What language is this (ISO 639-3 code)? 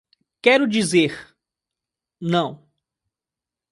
por